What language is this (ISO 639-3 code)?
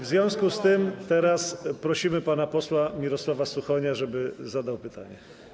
pol